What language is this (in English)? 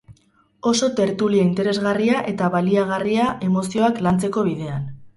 Basque